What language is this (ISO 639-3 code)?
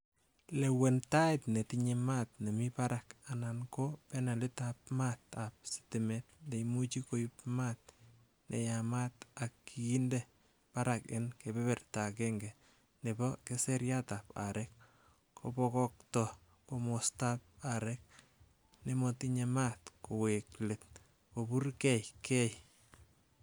kln